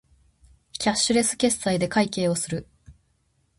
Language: Japanese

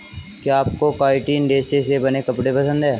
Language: Hindi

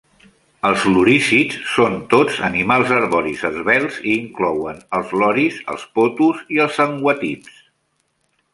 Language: Catalan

